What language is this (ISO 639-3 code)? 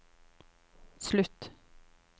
nor